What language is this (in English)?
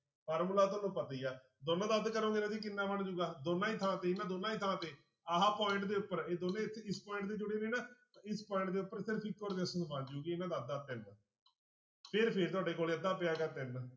Punjabi